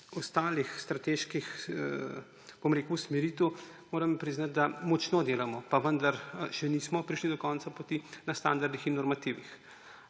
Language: Slovenian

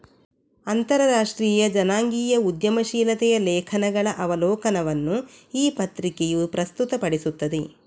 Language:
Kannada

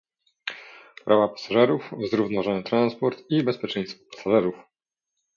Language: Polish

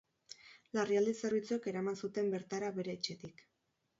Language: Basque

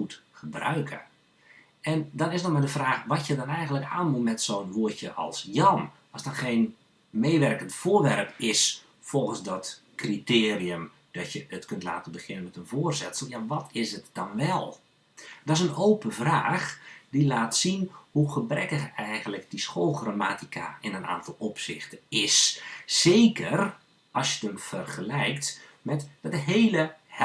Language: Dutch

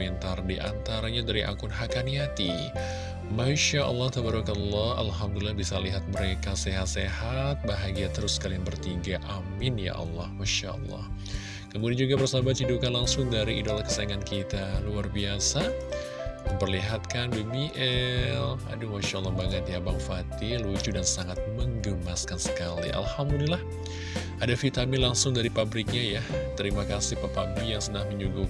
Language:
Indonesian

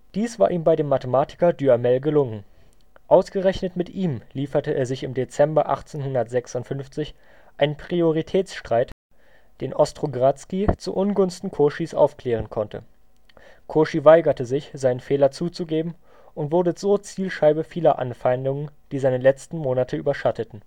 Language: German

